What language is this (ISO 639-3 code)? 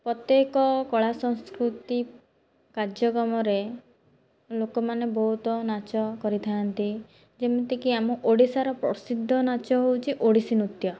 ori